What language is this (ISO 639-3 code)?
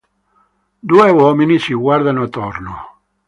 ita